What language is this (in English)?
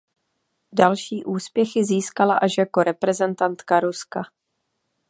Czech